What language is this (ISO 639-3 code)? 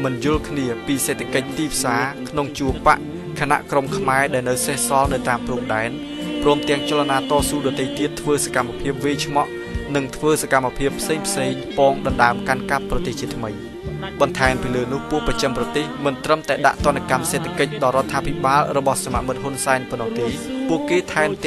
tha